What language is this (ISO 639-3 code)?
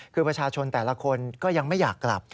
tha